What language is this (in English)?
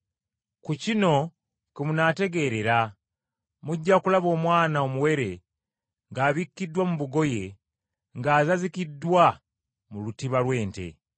Ganda